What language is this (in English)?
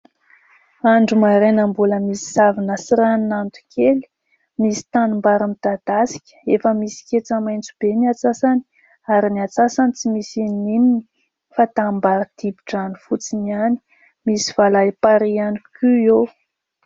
Malagasy